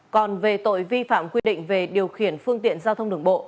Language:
Vietnamese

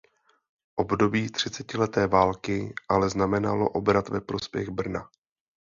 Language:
Czech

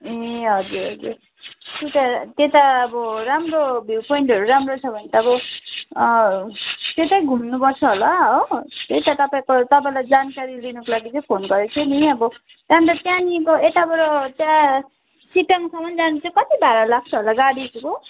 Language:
Nepali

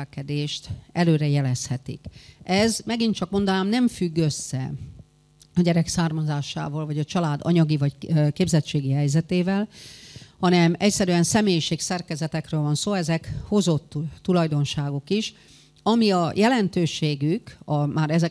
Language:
Hungarian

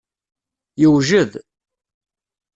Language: Kabyle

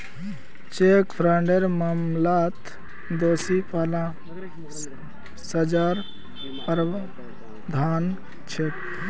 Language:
Magahi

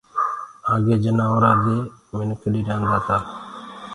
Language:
Gurgula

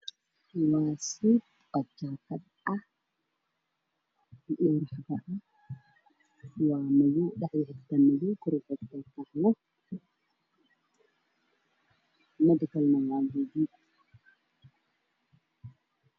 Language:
Somali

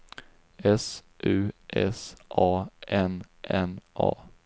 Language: Swedish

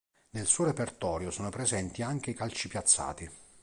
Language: Italian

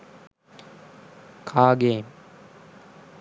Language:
Sinhala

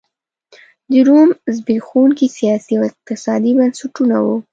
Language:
Pashto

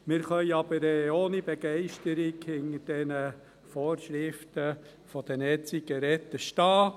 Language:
Swiss German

